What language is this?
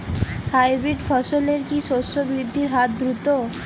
Bangla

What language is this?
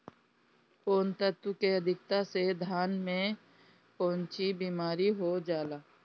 Bhojpuri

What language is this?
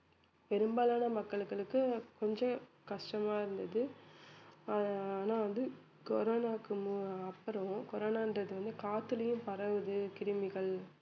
Tamil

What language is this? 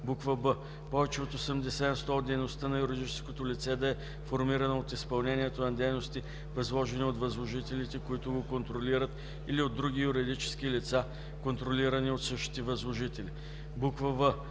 Bulgarian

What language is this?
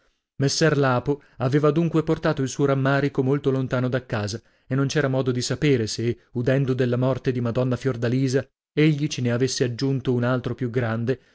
Italian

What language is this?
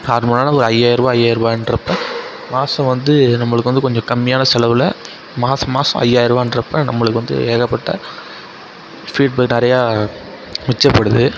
Tamil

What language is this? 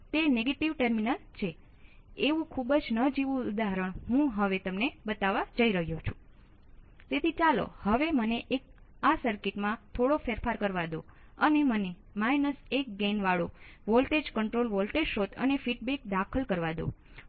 Gujarati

